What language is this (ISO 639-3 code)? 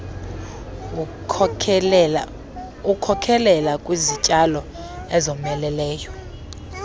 xho